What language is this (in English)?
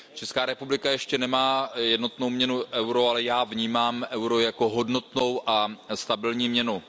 Czech